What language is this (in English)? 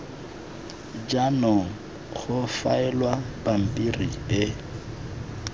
Tswana